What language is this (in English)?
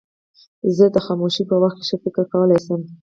Pashto